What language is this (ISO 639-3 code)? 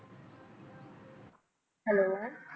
pan